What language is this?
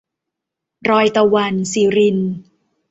Thai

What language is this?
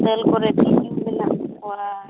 Santali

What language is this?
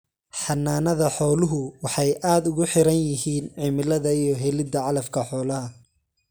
Somali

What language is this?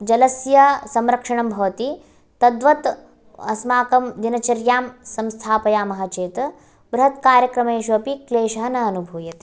Sanskrit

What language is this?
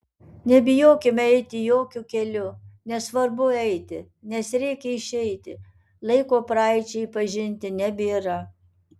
Lithuanian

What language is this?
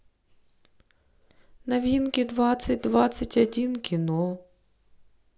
Russian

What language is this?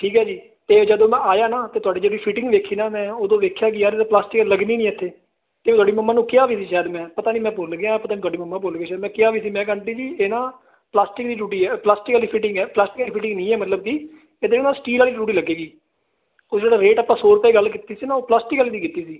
Punjabi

